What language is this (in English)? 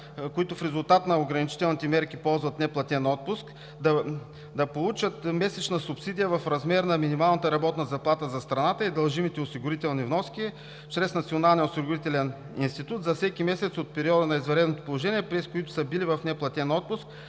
Bulgarian